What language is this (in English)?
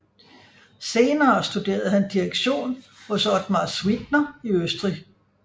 Danish